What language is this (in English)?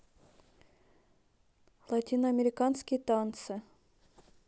Russian